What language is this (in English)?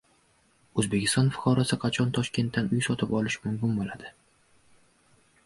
Uzbek